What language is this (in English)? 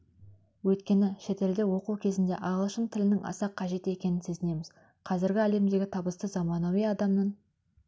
Kazakh